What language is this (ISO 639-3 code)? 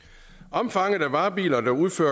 dan